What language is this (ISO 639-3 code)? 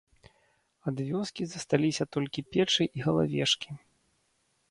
bel